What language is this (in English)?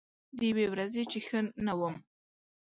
Pashto